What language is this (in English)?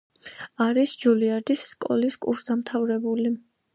Georgian